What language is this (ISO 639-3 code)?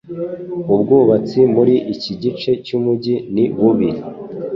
kin